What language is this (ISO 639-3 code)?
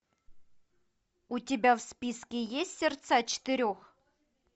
rus